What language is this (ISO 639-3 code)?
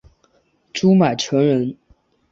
zho